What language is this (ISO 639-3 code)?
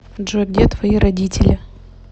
rus